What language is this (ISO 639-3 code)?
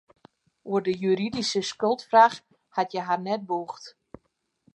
fry